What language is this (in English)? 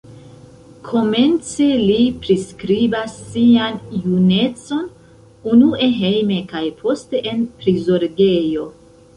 Esperanto